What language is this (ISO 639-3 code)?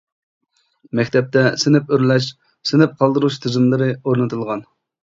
uig